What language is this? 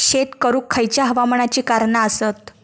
Marathi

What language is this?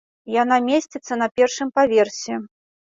Belarusian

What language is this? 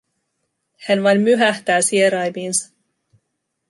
Finnish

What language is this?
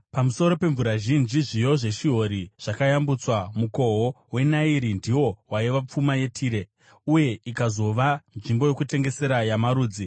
Shona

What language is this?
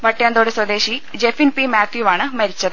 Malayalam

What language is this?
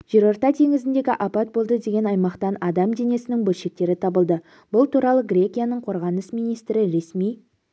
Kazakh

